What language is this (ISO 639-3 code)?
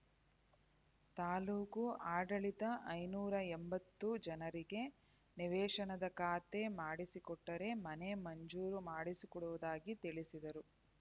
kan